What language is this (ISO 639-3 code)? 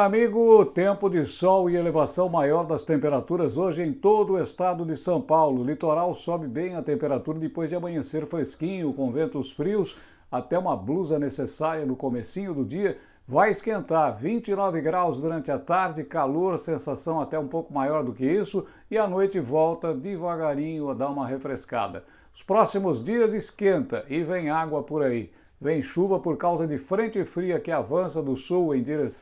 por